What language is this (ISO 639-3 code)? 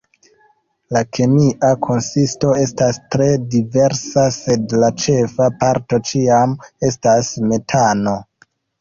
epo